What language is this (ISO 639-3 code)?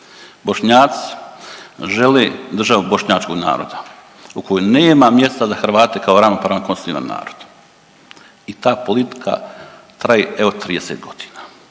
hrv